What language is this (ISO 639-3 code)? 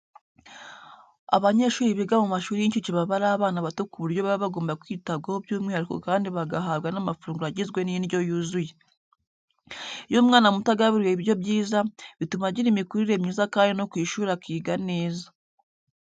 kin